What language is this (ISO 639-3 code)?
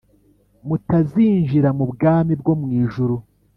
kin